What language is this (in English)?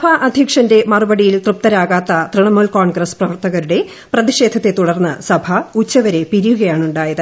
Malayalam